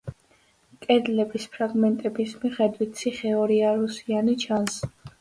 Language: Georgian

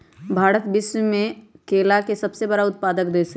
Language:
Magahi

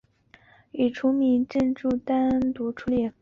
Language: Chinese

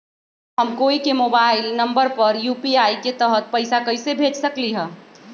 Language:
Magahi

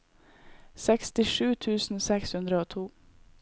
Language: Norwegian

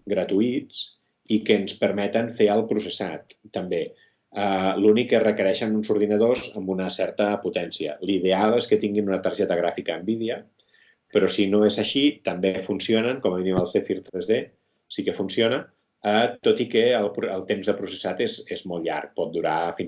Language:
Catalan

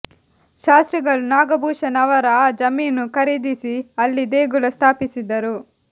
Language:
Kannada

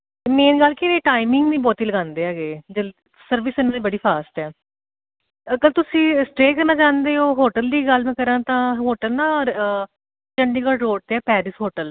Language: Punjabi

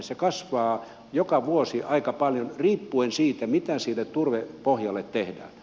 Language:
Finnish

